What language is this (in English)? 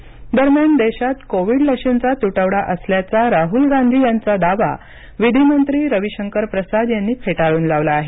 Marathi